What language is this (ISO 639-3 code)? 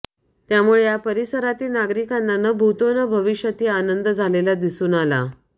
mar